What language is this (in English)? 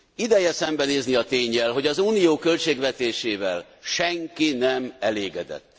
Hungarian